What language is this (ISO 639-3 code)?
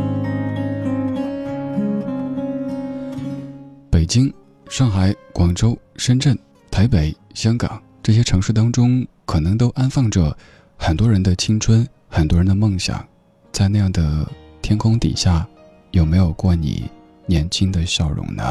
zho